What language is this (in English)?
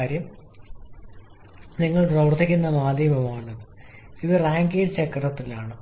Malayalam